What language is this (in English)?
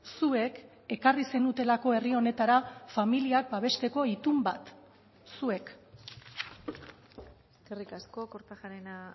Basque